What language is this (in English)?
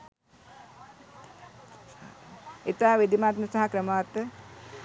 Sinhala